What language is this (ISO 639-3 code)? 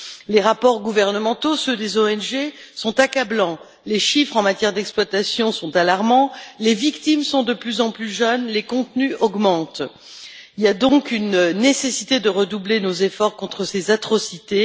fra